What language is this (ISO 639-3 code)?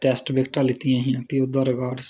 doi